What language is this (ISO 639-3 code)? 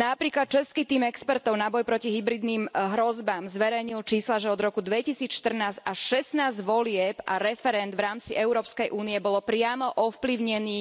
slk